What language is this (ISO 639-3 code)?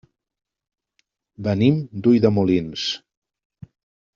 cat